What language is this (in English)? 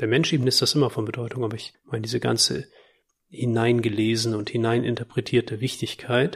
German